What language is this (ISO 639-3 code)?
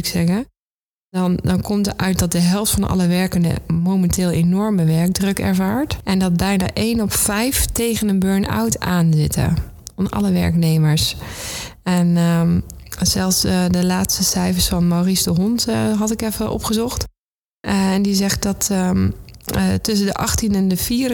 nld